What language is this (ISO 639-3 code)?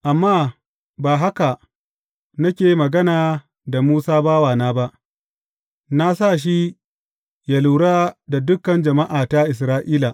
hau